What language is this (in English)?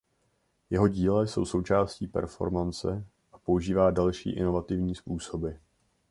Czech